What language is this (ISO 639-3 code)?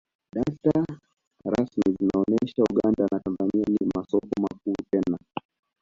swa